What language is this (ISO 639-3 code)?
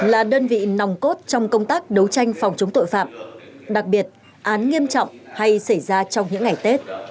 vie